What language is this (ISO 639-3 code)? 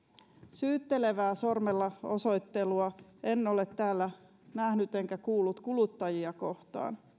fin